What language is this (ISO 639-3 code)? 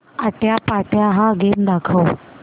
mar